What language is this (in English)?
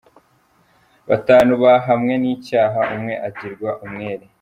Kinyarwanda